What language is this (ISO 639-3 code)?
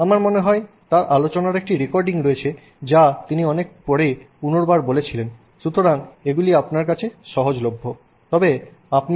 ben